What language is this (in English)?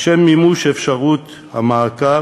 Hebrew